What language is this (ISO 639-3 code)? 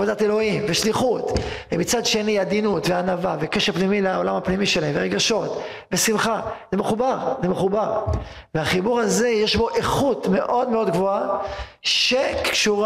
heb